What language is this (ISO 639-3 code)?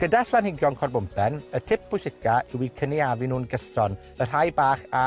cym